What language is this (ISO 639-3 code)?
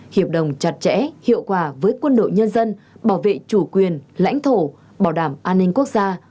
vie